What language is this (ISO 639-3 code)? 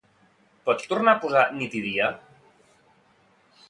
cat